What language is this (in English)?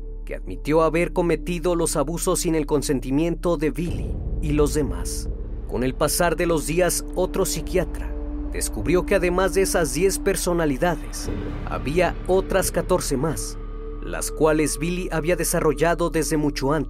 Spanish